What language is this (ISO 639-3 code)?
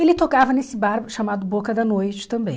por